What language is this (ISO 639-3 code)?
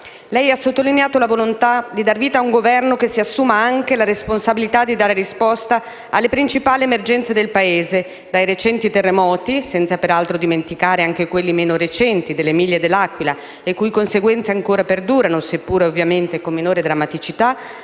ita